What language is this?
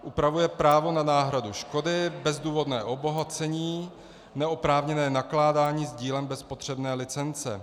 Czech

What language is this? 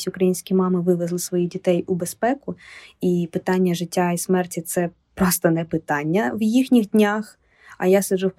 Ukrainian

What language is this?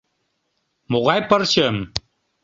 Mari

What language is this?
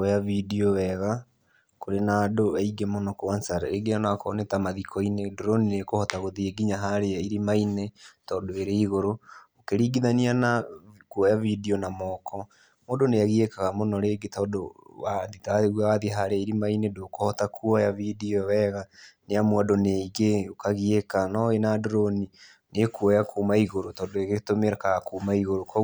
Kikuyu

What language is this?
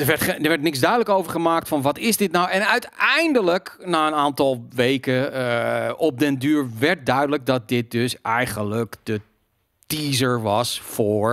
Dutch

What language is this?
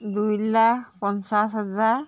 Assamese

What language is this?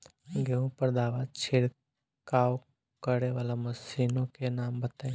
Bhojpuri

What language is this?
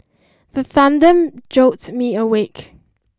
English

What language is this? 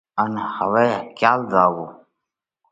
Parkari Koli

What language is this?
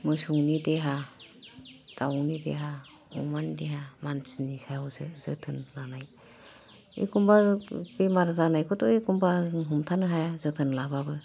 Bodo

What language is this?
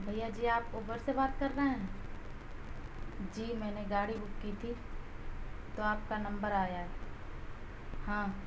Urdu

